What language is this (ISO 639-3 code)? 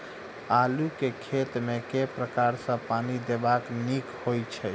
mai